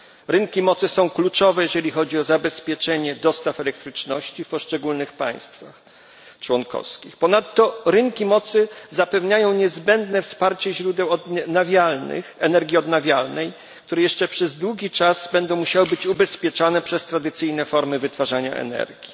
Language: Polish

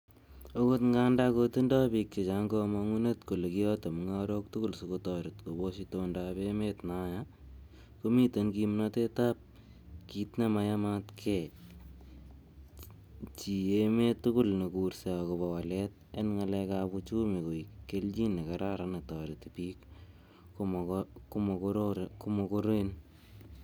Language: Kalenjin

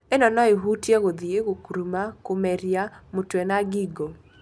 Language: Kikuyu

